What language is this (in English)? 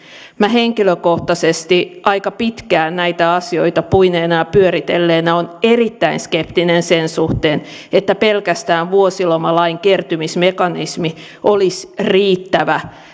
Finnish